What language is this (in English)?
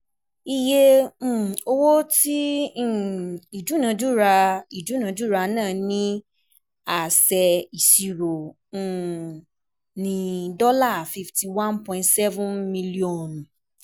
Yoruba